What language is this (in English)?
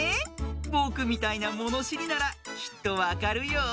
Japanese